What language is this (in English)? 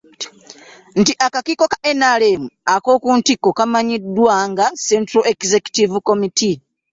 Ganda